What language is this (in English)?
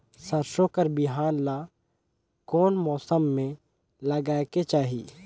Chhattisgarhi